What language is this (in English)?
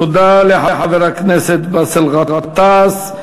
Hebrew